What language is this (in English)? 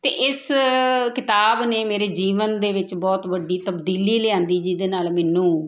Punjabi